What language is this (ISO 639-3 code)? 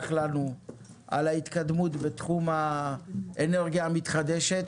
heb